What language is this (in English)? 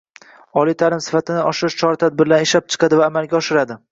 Uzbek